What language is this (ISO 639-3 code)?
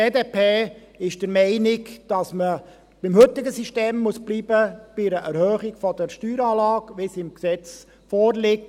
gsw